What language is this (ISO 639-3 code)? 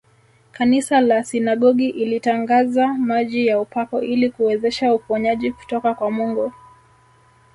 swa